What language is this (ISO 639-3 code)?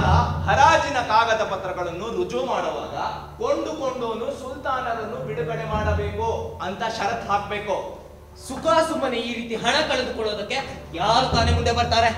kan